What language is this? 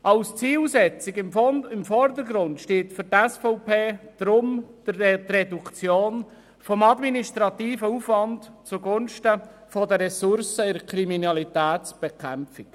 Swiss German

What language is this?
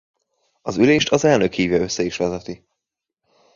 Hungarian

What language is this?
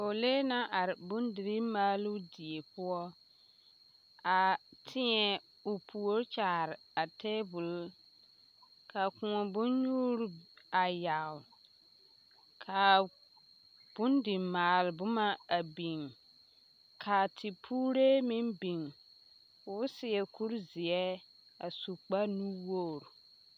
Southern Dagaare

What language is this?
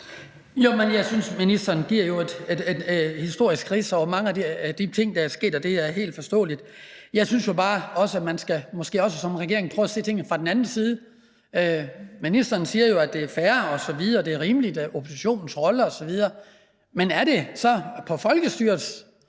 Danish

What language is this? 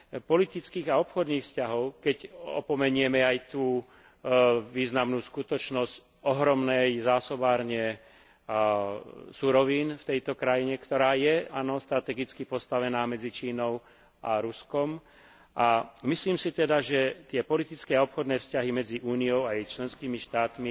Slovak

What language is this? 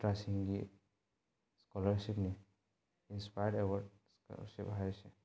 Manipuri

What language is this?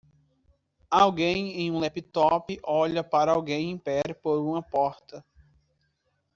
Portuguese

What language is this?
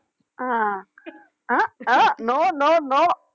Tamil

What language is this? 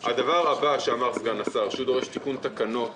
Hebrew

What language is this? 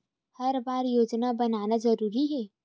Chhattisgarhi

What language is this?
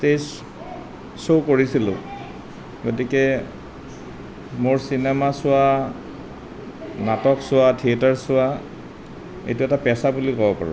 Assamese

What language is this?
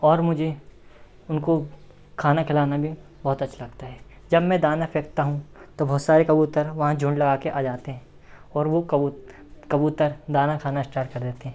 Hindi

